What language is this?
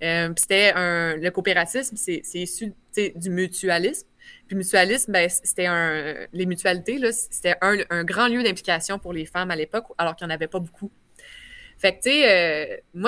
French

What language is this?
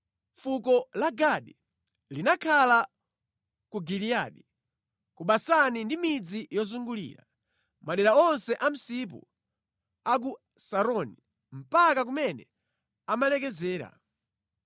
Nyanja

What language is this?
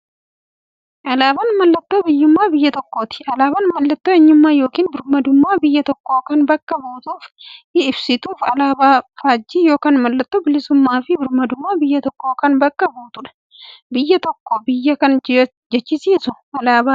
Oromo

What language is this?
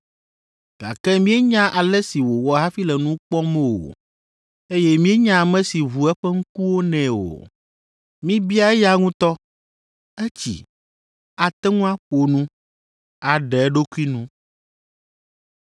Ewe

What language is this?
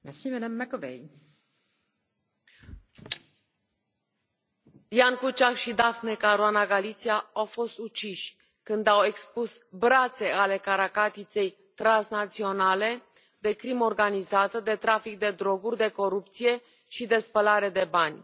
Romanian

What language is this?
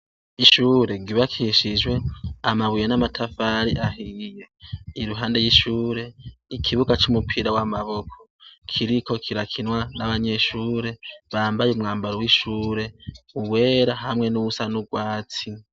Rundi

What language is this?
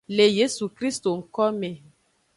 Aja (Benin)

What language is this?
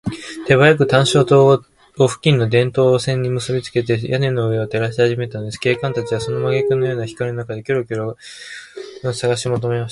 Japanese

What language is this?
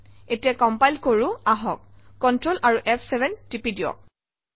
Assamese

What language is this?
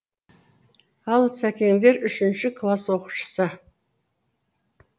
Kazakh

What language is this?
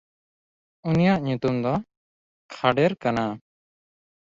Santali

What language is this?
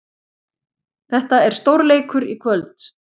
Icelandic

